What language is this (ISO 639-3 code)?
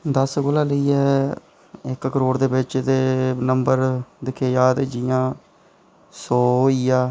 doi